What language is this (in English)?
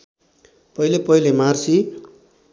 Nepali